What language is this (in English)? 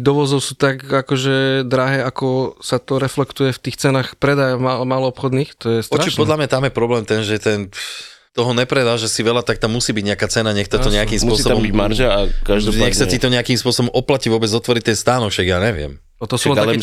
Slovak